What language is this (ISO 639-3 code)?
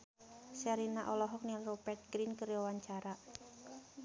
sun